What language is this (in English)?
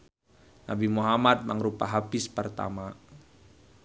Sundanese